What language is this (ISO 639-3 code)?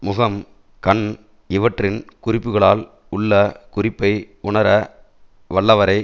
tam